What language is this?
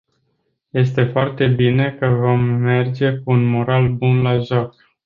Romanian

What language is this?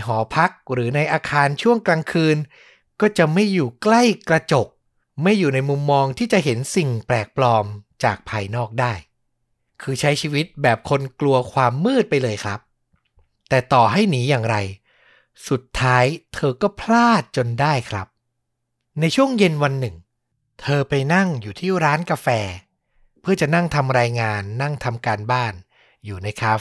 Thai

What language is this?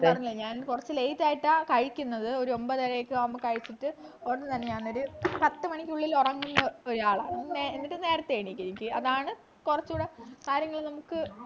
Malayalam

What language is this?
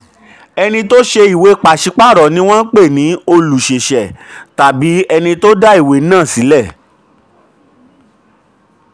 Yoruba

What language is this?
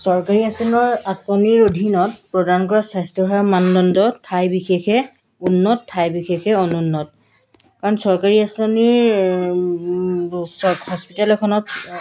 Assamese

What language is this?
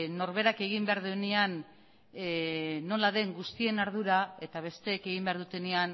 Basque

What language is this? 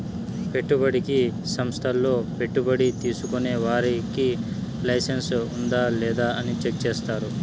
Telugu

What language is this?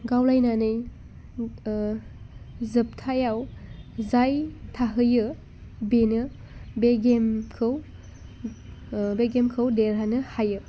Bodo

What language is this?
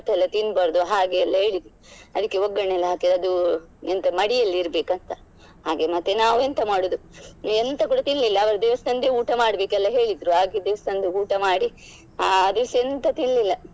Kannada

